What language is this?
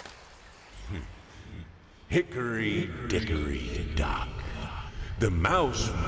Portuguese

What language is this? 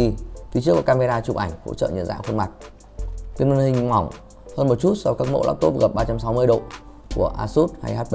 Vietnamese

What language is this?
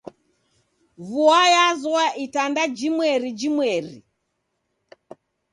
Taita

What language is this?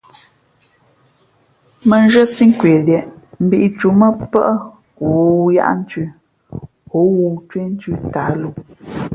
Fe'fe'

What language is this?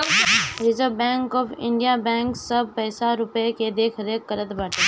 Bhojpuri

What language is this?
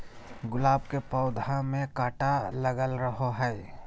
Magahi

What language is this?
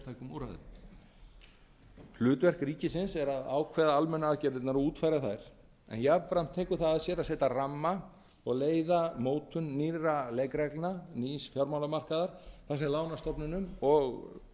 Icelandic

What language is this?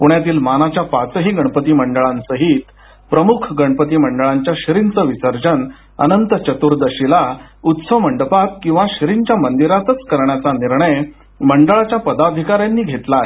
Marathi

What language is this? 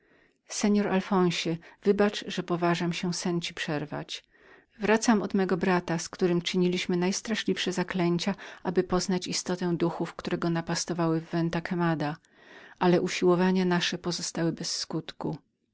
Polish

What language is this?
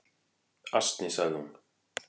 Icelandic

